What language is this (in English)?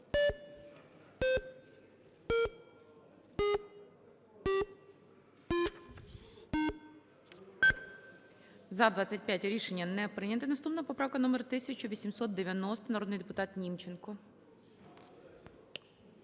Ukrainian